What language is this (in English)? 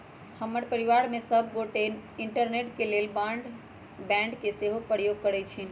Magahi